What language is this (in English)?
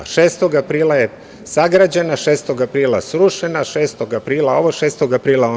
Serbian